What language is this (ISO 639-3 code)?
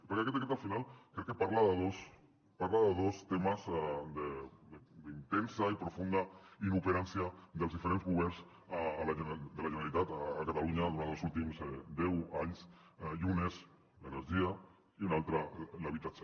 cat